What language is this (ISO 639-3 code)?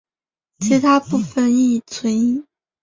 zho